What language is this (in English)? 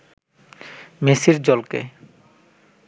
Bangla